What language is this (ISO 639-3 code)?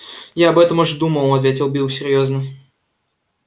rus